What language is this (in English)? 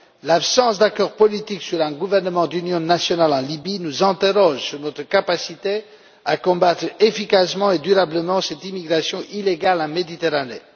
French